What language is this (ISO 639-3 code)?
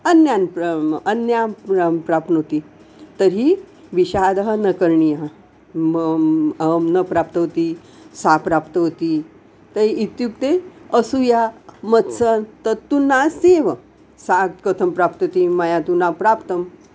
san